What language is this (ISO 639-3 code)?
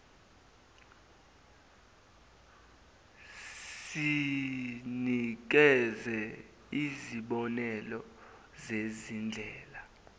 zul